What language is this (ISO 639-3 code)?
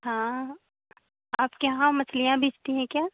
hin